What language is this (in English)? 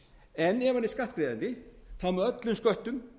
Icelandic